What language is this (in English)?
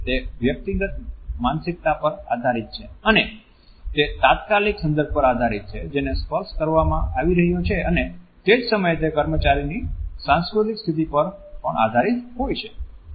Gujarati